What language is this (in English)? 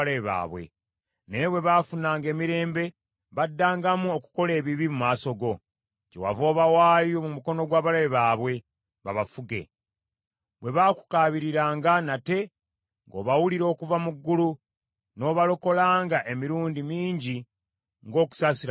Ganda